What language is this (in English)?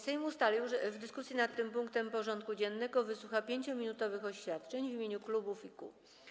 Polish